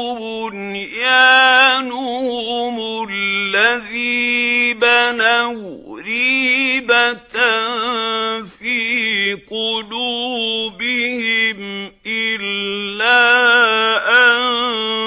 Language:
Arabic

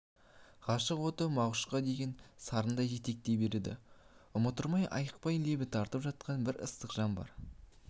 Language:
Kazakh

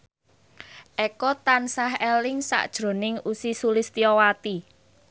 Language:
Javanese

